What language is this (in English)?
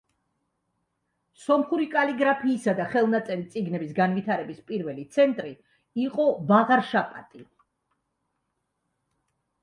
Georgian